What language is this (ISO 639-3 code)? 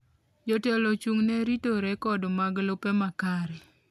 luo